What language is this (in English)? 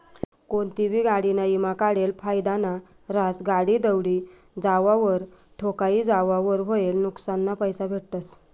Marathi